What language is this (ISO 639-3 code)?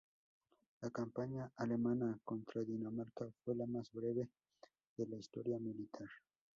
spa